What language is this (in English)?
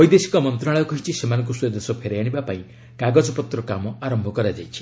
Odia